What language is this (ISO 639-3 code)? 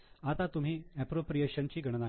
mar